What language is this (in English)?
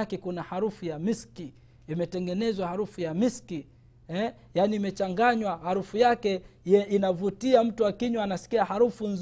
Swahili